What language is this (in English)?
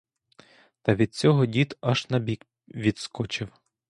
Ukrainian